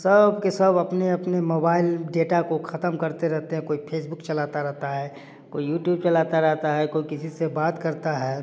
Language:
Hindi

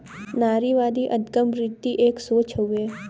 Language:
Bhojpuri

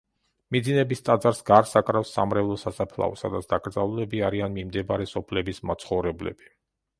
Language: Georgian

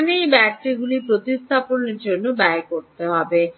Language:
Bangla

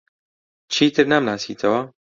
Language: Central Kurdish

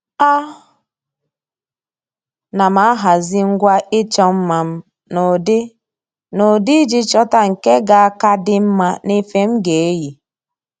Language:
Igbo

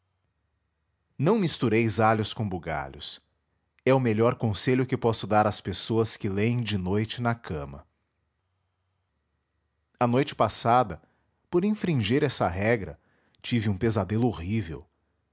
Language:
Portuguese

